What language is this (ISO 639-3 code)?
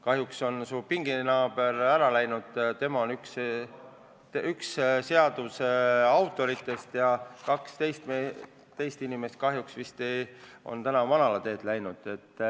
est